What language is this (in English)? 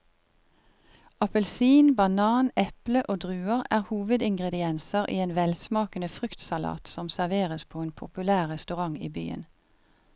Norwegian